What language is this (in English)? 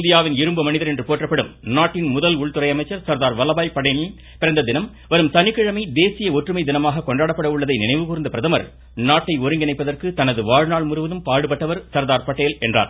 Tamil